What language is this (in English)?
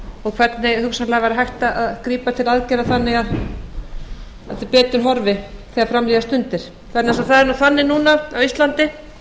Icelandic